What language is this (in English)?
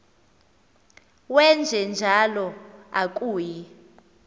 Xhosa